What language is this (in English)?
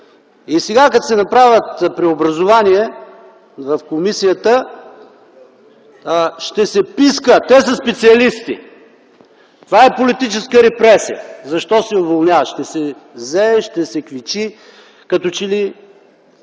Bulgarian